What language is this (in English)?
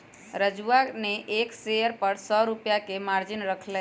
Magahi